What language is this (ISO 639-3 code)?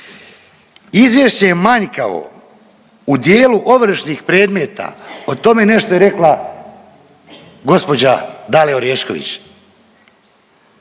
hrv